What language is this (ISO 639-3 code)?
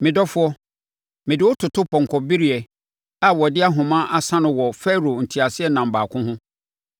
aka